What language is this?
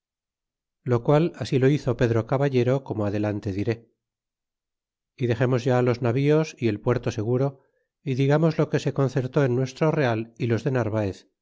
Spanish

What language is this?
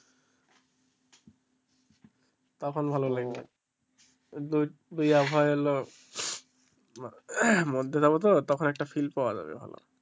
Bangla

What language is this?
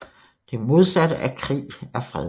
Danish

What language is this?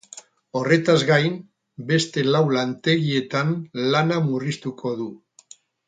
Basque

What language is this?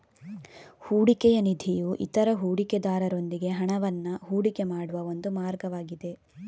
Kannada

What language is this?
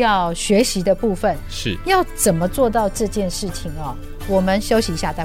Chinese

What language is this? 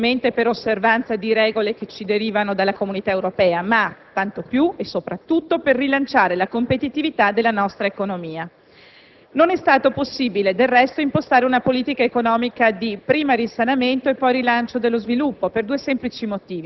Italian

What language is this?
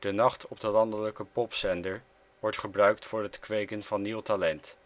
Dutch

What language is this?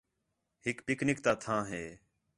Khetrani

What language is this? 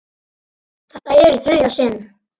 Icelandic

